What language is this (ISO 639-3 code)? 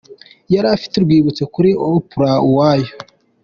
kin